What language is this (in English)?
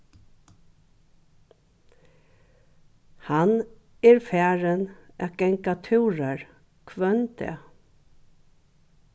Faroese